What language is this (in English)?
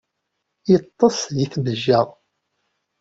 Kabyle